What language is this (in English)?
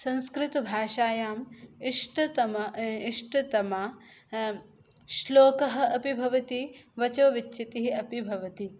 Sanskrit